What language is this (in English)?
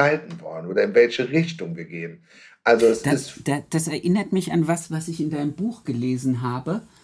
German